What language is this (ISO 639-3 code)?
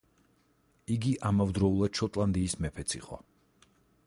kat